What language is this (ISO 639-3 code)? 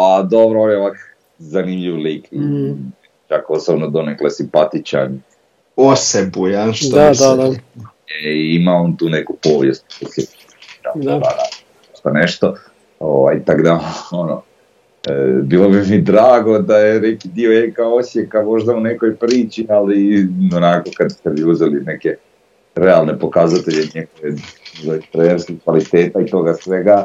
hrv